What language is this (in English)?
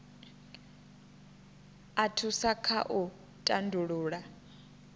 Venda